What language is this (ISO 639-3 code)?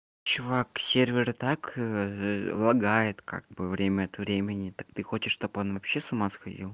rus